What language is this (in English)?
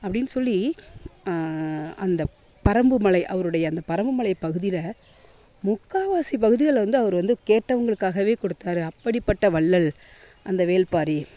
Tamil